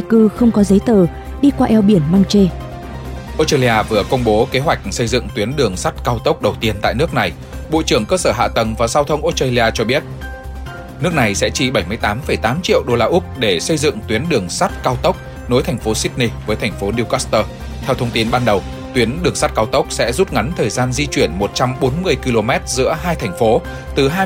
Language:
Vietnamese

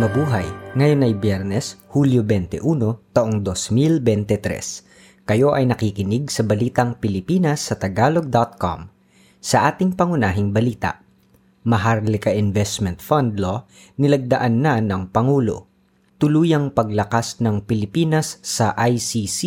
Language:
Filipino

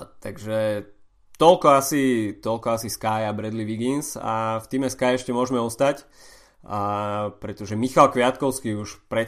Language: Slovak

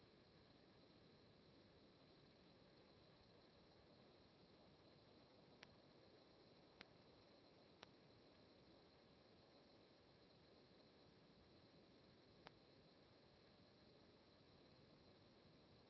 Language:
Italian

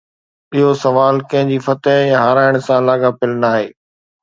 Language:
Sindhi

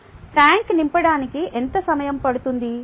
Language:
Telugu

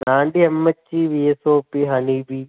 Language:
Malayalam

